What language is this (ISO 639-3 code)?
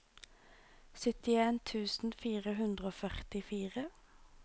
nor